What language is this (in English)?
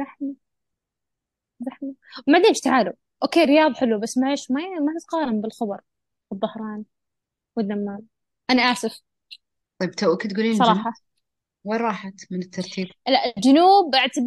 Arabic